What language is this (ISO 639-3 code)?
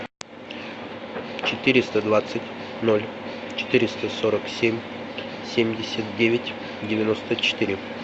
rus